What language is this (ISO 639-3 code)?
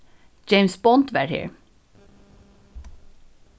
fao